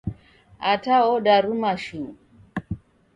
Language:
Taita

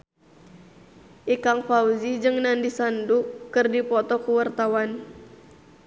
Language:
Sundanese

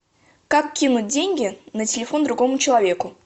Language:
Russian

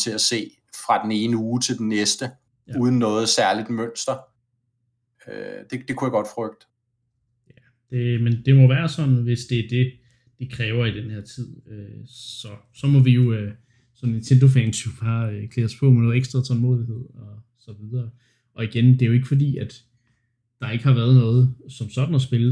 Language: Danish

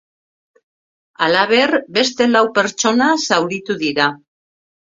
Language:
Basque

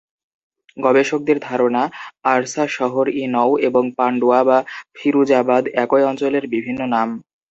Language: Bangla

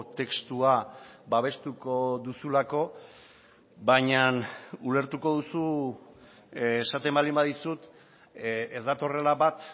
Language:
Basque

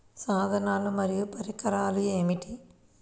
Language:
Telugu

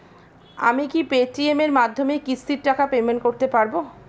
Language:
Bangla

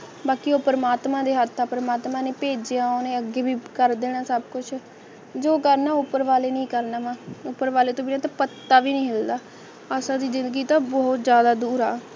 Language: Punjabi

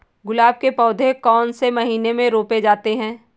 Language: Hindi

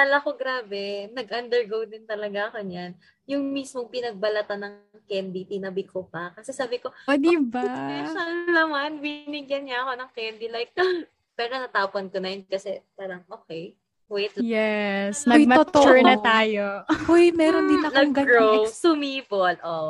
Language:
Filipino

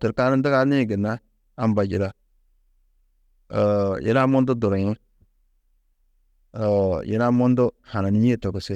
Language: Tedaga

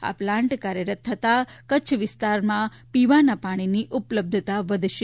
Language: Gujarati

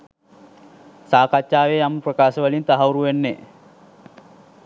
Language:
Sinhala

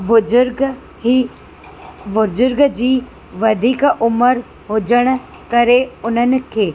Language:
Sindhi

